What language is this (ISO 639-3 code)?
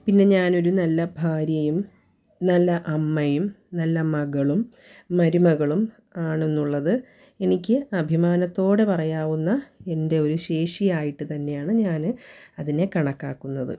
mal